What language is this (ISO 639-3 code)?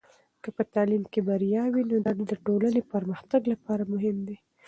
pus